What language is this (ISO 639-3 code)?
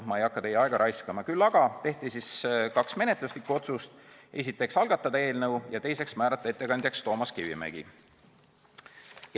est